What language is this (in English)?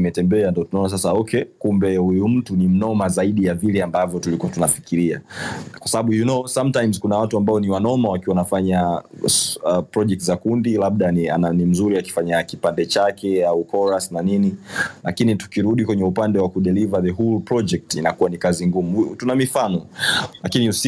Swahili